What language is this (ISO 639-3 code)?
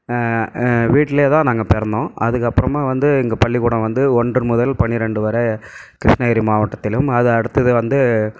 tam